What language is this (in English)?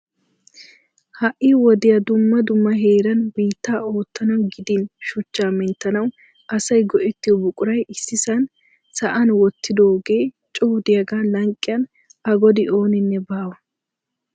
Wolaytta